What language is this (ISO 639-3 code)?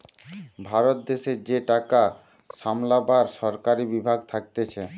ben